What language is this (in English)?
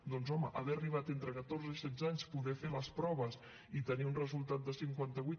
Catalan